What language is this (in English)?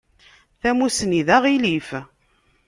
Kabyle